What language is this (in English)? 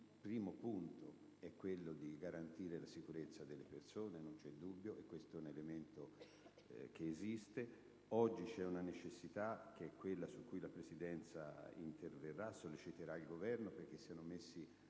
Italian